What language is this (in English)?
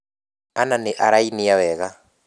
Kikuyu